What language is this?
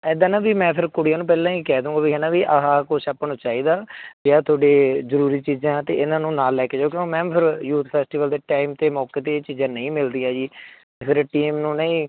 Punjabi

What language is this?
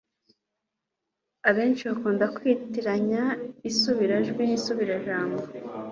Kinyarwanda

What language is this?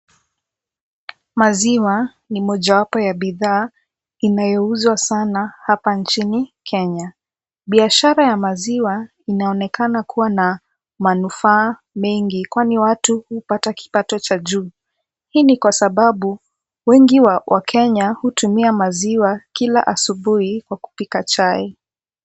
Swahili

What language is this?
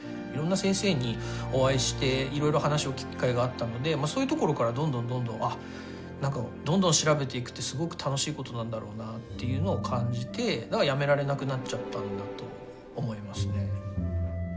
Japanese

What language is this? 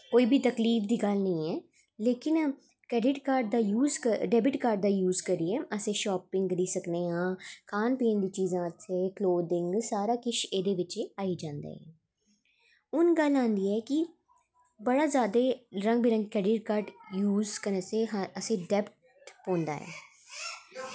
Dogri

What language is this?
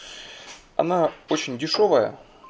Russian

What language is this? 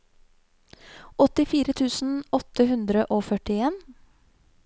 Norwegian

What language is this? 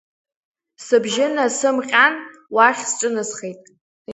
Abkhazian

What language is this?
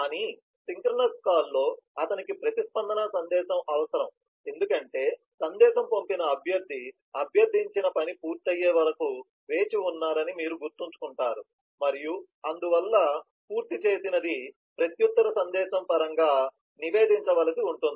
Telugu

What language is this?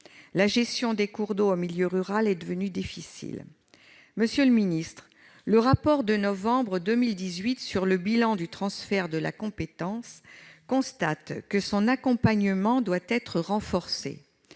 French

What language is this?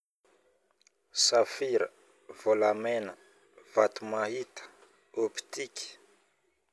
Northern Betsimisaraka Malagasy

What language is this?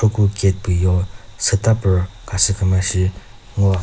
Chokri Naga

